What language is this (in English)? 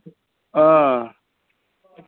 Kashmiri